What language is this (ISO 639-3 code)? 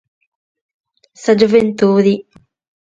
srd